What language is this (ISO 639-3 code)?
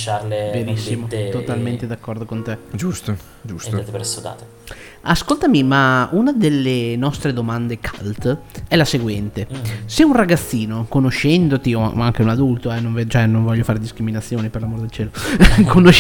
ita